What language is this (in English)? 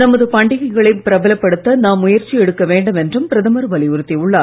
Tamil